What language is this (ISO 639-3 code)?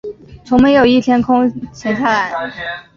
zho